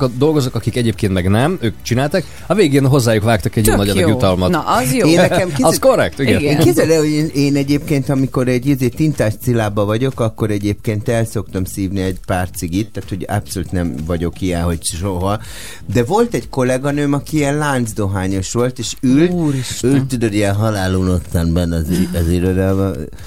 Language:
Hungarian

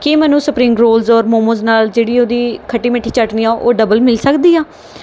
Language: Punjabi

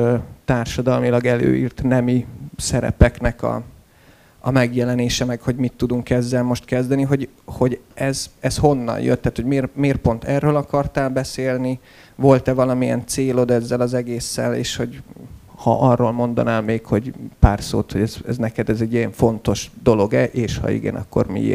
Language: Hungarian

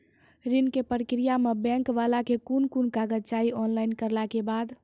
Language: Maithili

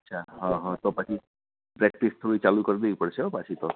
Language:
Gujarati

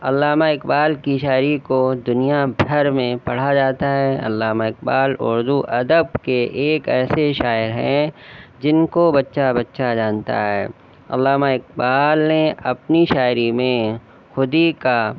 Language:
Urdu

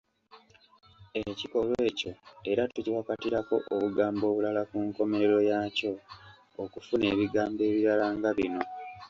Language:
Ganda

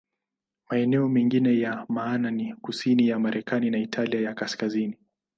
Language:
Swahili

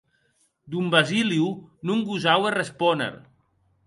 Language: Occitan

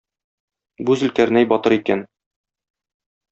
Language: Tatar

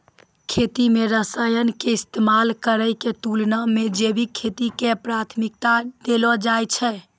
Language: Maithili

